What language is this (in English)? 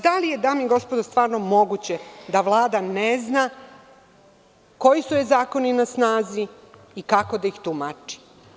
Serbian